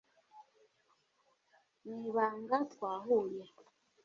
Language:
Kinyarwanda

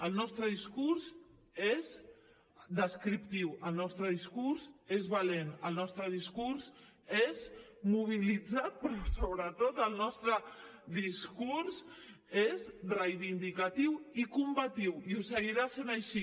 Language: Catalan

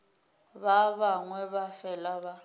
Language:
Northern Sotho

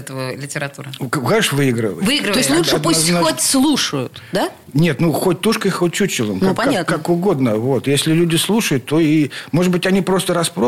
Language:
Russian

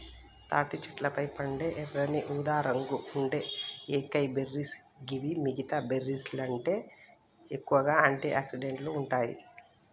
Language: Telugu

